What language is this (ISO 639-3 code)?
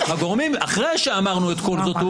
heb